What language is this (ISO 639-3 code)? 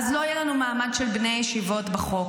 heb